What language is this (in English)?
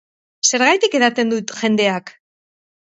Basque